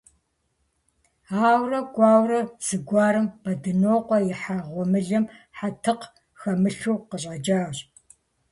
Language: Kabardian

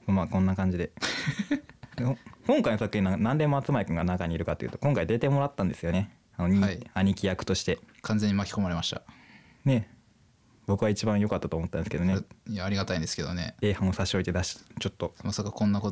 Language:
Japanese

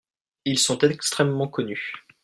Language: French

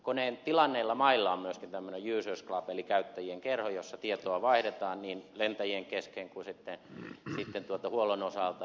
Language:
Finnish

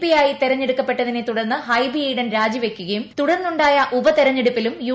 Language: Malayalam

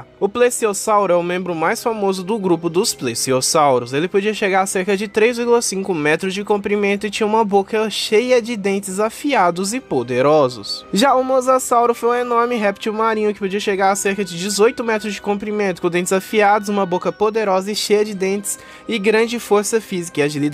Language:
Portuguese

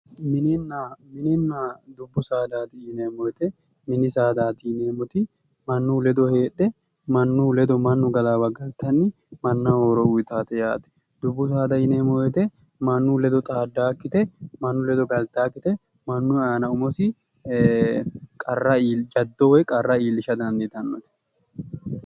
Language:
Sidamo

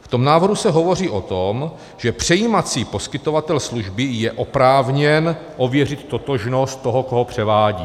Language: Czech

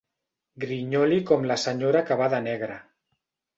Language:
Catalan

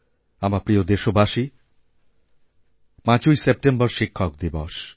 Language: Bangla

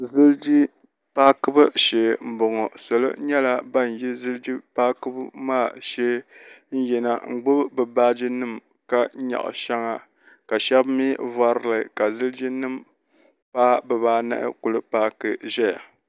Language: Dagbani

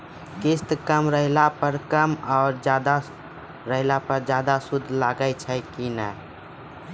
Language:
Maithili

